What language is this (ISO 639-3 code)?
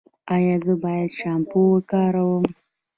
pus